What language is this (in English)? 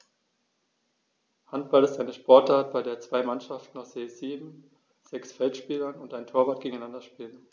German